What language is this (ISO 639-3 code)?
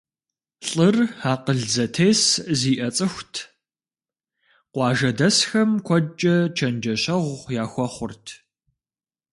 kbd